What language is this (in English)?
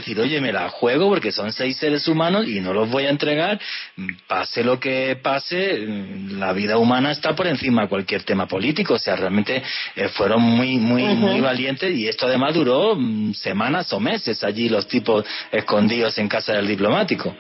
Spanish